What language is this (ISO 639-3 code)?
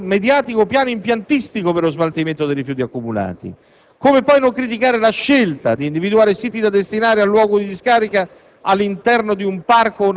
ita